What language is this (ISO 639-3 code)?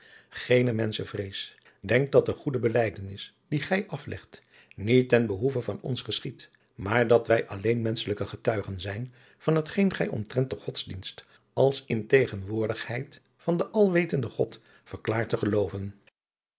nld